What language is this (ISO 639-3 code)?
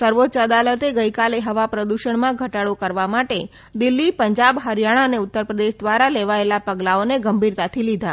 guj